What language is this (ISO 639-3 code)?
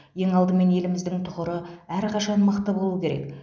kaz